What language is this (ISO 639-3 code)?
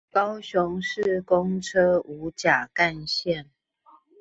zho